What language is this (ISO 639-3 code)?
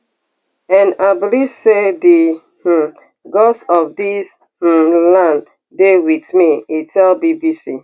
pcm